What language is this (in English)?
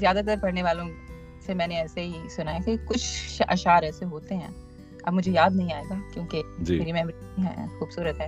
Urdu